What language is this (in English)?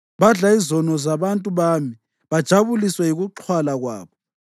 North Ndebele